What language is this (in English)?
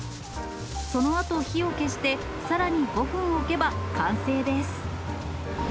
Japanese